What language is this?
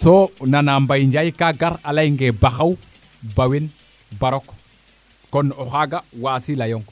Serer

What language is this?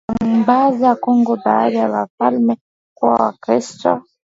Swahili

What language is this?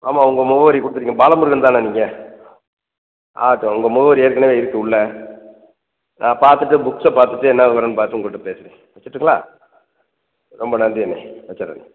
Tamil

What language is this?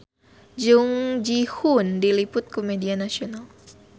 Sundanese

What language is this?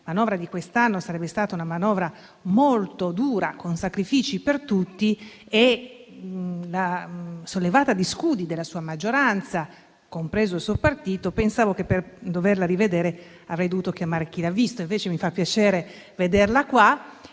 Italian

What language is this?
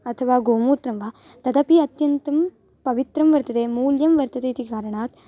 Sanskrit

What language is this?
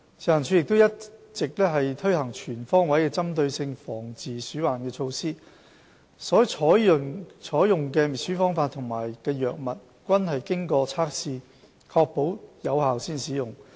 Cantonese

